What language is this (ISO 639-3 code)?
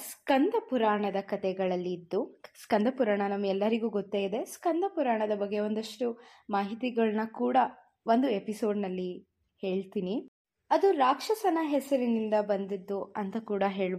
kan